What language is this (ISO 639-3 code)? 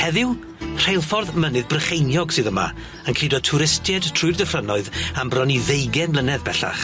cym